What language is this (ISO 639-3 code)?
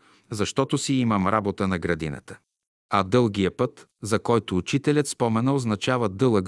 bul